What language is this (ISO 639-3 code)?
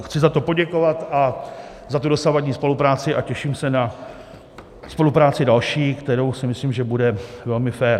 ces